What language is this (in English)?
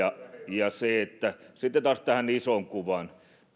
Finnish